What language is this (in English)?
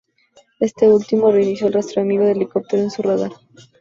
Spanish